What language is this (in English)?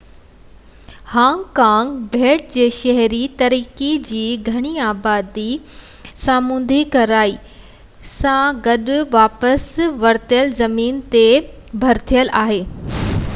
Sindhi